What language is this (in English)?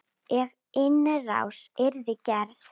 Icelandic